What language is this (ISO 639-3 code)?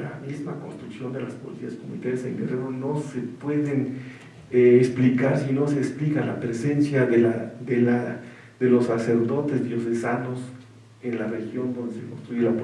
spa